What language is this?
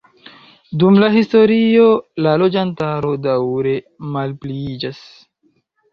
Esperanto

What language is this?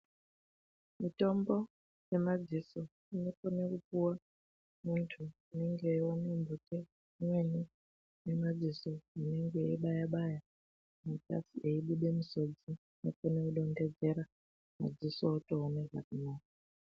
Ndau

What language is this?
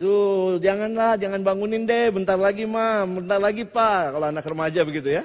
Indonesian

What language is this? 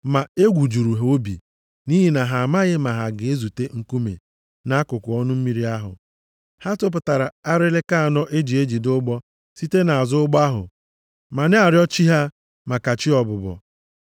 Igbo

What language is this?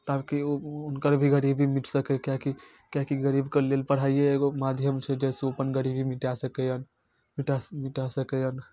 Maithili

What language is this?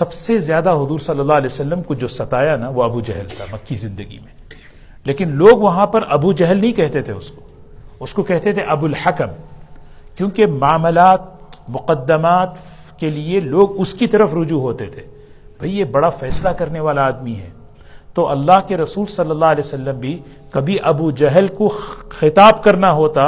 Urdu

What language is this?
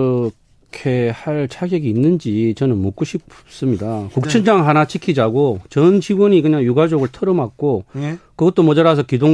Korean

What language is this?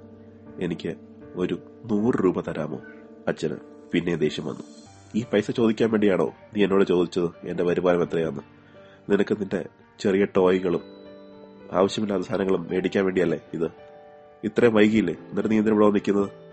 Malayalam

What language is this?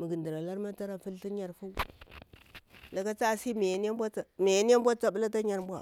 Bura-Pabir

